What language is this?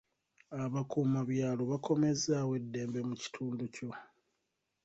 Ganda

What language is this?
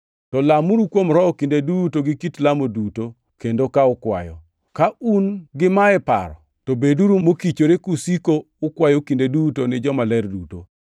Luo (Kenya and Tanzania)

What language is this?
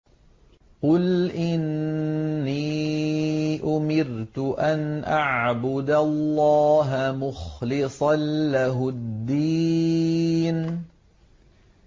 Arabic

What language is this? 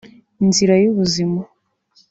Kinyarwanda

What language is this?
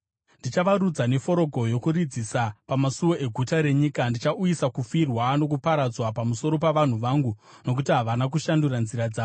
Shona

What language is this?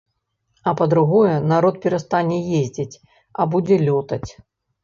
Belarusian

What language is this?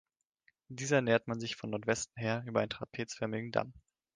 German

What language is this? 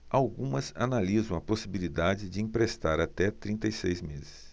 Portuguese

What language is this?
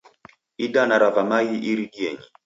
Taita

